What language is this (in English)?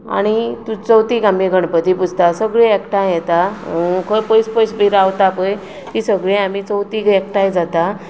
Konkani